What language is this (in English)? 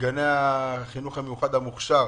Hebrew